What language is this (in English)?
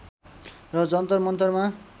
Nepali